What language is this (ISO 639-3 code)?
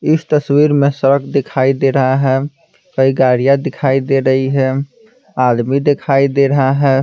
hin